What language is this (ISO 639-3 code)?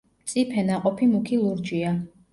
kat